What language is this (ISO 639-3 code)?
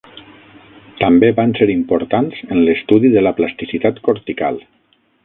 cat